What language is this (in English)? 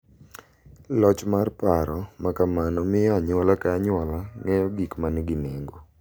Luo (Kenya and Tanzania)